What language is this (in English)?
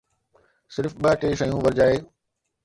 Sindhi